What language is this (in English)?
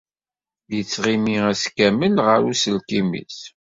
Kabyle